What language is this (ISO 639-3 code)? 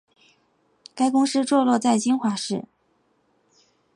zho